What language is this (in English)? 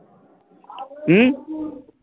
Bangla